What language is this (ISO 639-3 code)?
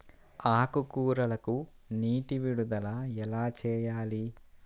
tel